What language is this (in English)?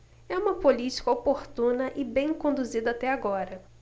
Portuguese